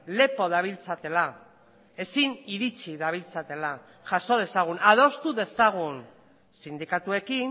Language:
Basque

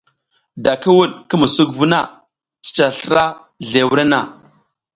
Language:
South Giziga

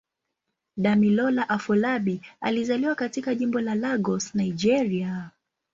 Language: Swahili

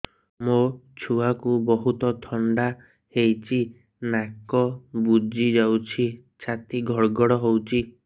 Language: Odia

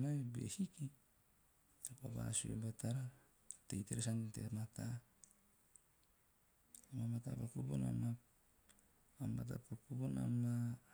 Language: Teop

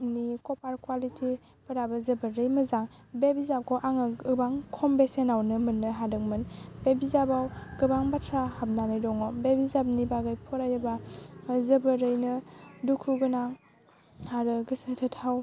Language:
Bodo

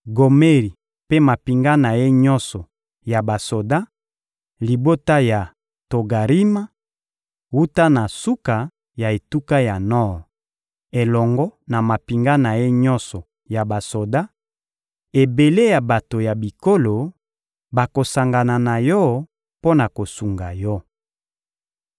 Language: Lingala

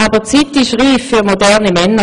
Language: Swiss German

